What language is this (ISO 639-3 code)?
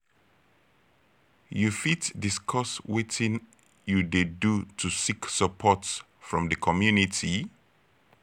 pcm